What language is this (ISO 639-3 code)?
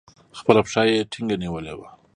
pus